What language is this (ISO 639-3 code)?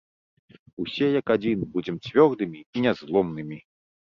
bel